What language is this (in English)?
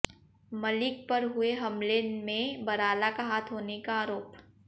Hindi